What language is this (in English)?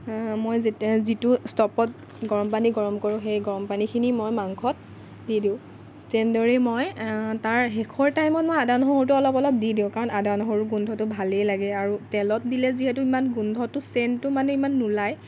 Assamese